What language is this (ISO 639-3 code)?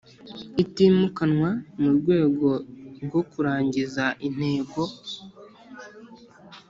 kin